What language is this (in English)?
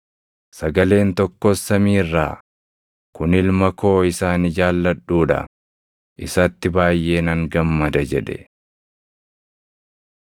Oromo